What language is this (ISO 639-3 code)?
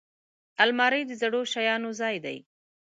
pus